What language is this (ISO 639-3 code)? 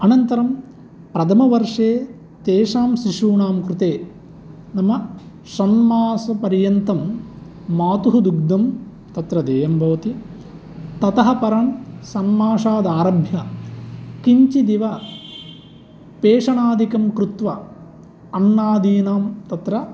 san